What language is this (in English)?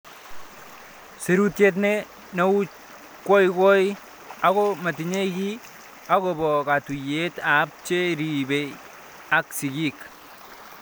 Kalenjin